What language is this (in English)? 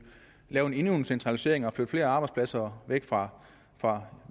Danish